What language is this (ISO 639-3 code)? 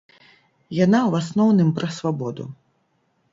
bel